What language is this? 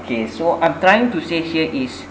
English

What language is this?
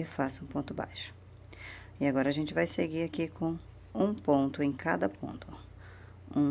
Portuguese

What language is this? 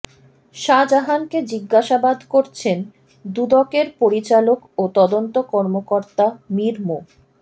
Bangla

